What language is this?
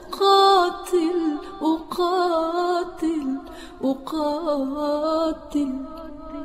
Arabic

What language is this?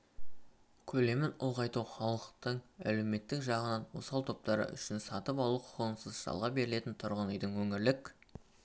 Kazakh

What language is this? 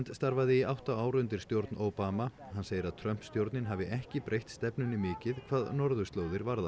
Icelandic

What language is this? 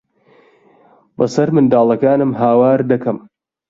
Central Kurdish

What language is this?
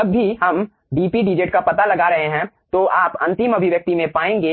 Hindi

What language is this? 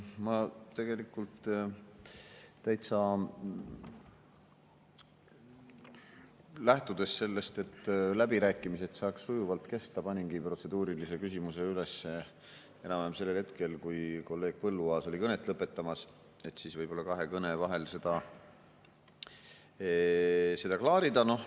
Estonian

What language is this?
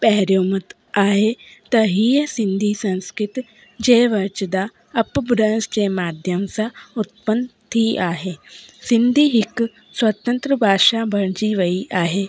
Sindhi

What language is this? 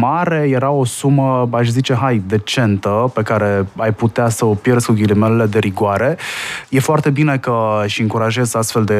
Romanian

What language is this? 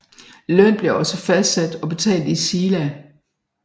Danish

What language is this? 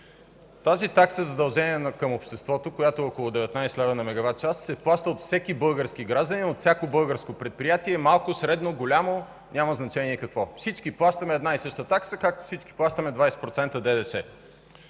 Bulgarian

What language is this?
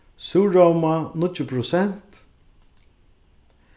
Faroese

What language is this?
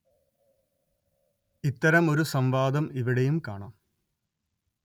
Malayalam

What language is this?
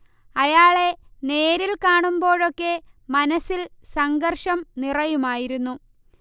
Malayalam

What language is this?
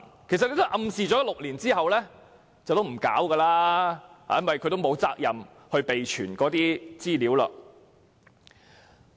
Cantonese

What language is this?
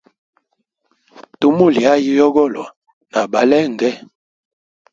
Hemba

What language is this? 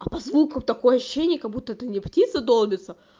Russian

